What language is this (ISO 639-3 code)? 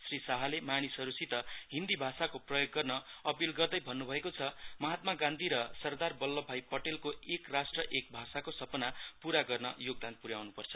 nep